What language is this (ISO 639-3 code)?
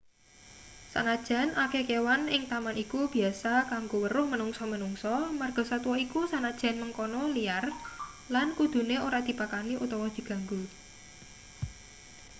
jav